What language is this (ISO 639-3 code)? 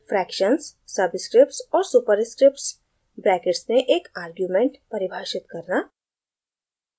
hin